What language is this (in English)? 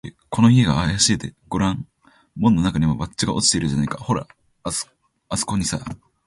Japanese